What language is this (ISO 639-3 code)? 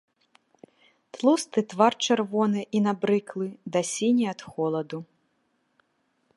bel